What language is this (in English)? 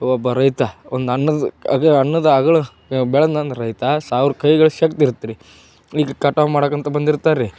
Kannada